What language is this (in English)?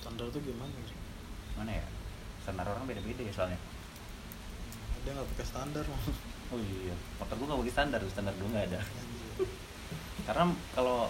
Indonesian